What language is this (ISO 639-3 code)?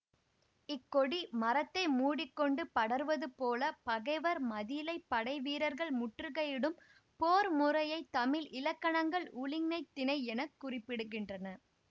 tam